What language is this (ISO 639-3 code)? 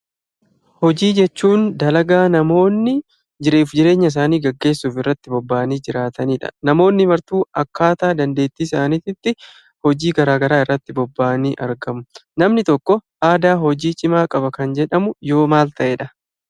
orm